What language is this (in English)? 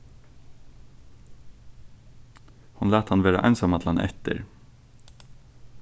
Faroese